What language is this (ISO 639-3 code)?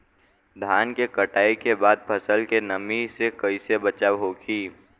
bho